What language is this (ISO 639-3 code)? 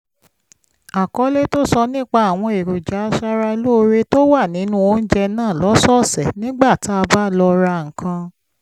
yor